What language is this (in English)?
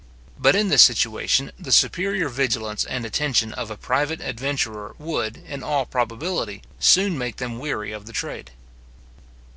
English